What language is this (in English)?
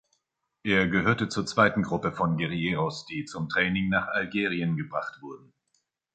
German